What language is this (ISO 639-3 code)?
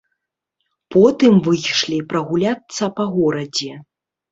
bel